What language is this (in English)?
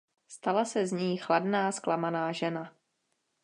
Czech